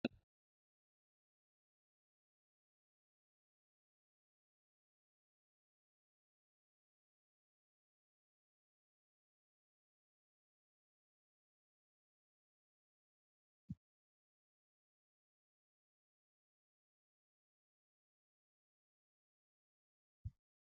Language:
Oromo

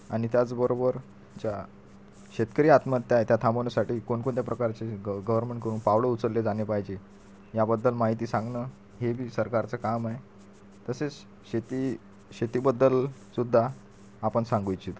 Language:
Marathi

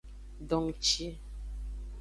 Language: Aja (Benin)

